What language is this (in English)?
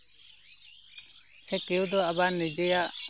Santali